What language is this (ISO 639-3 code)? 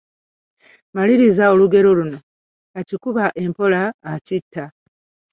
lug